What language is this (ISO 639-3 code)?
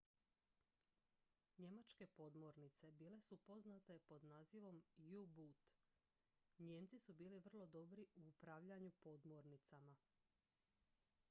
hrv